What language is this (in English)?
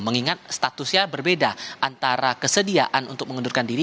Indonesian